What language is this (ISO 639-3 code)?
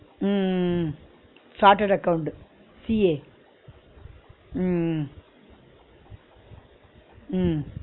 tam